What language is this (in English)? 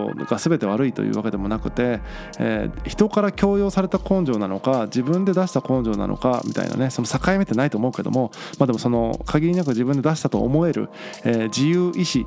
Japanese